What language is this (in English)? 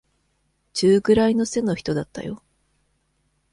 Japanese